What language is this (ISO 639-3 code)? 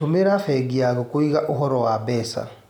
kik